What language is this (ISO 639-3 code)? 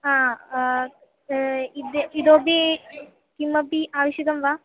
san